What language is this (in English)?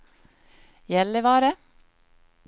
Swedish